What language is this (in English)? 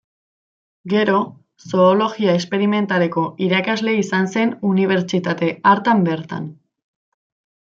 Basque